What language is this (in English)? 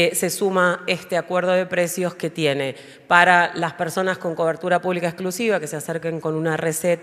Spanish